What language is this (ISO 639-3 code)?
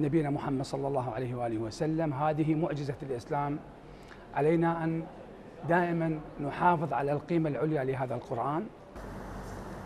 ara